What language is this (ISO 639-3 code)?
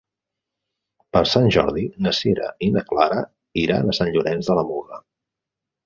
cat